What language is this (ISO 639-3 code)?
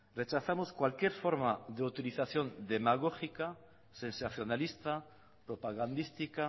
spa